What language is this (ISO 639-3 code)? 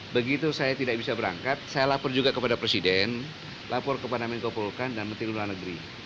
ind